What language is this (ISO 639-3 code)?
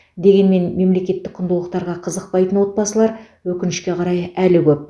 kaz